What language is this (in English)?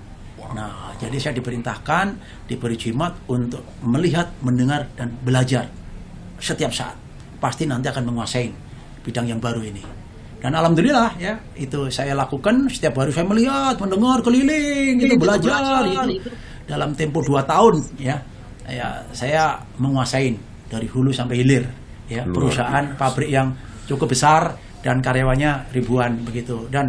Indonesian